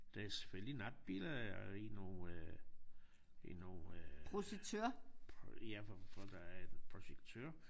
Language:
Danish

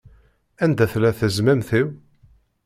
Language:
Kabyle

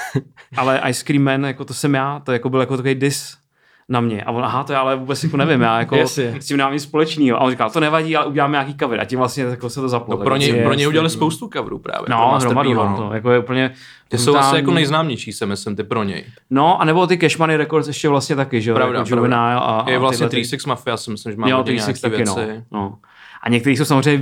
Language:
Czech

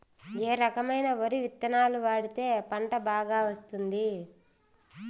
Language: Telugu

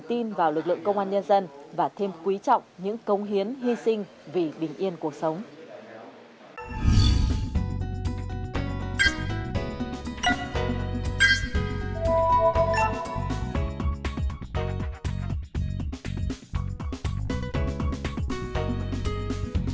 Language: Vietnamese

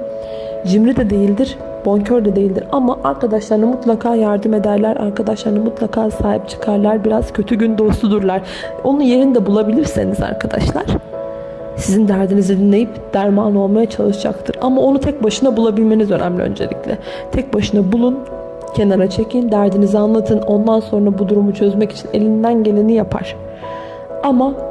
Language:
Turkish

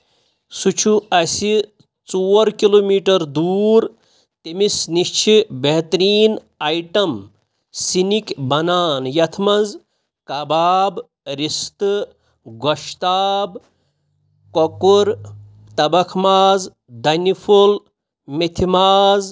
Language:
Kashmiri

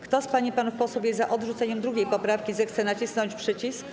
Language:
Polish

